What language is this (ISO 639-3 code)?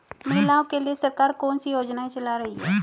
hin